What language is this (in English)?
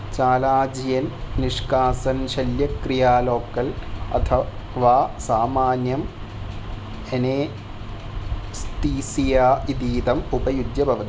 Sanskrit